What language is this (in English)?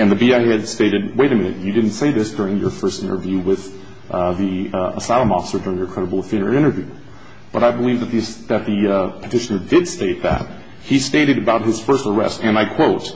English